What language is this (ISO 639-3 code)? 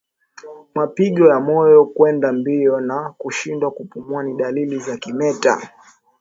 swa